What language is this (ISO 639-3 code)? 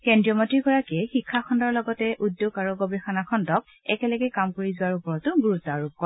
asm